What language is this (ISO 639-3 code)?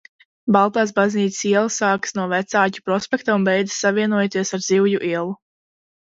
lav